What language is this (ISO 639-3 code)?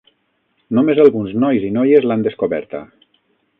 cat